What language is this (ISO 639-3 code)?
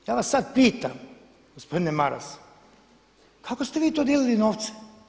hrv